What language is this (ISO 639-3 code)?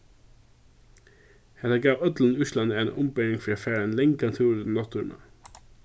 fao